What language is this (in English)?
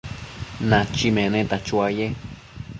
Matsés